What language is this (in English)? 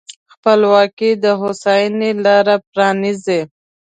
Pashto